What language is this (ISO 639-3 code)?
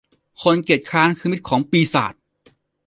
tha